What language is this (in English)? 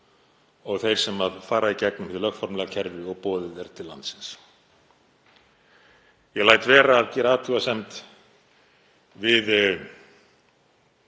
Icelandic